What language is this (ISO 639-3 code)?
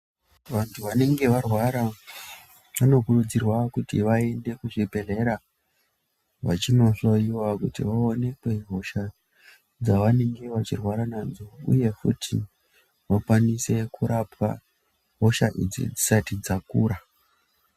ndc